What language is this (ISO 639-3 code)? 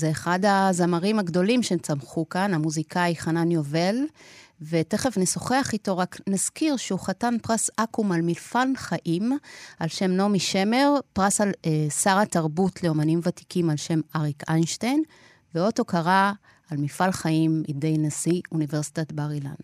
heb